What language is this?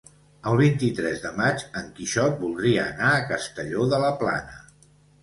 Catalan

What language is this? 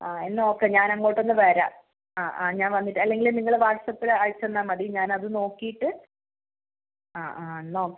Malayalam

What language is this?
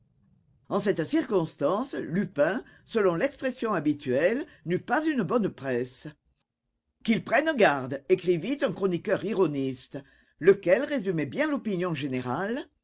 French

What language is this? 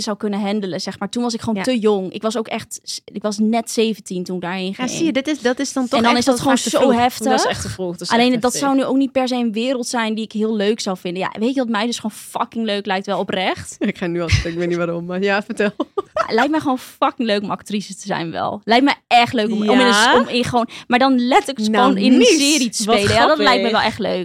Dutch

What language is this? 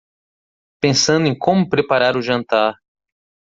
Portuguese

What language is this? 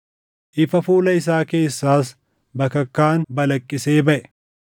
Oromo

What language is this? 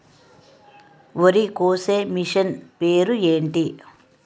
Telugu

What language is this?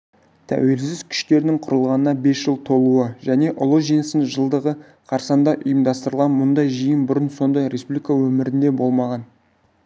Kazakh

